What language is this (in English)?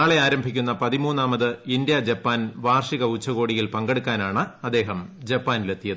Malayalam